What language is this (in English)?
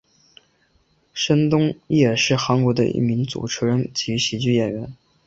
Chinese